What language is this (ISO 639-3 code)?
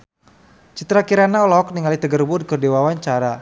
sun